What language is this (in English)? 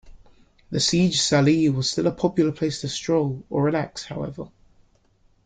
English